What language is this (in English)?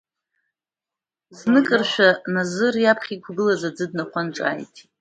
Abkhazian